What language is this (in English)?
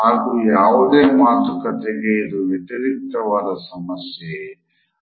Kannada